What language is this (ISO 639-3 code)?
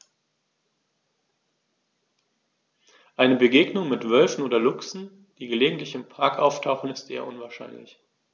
deu